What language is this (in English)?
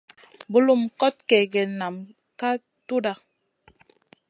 Masana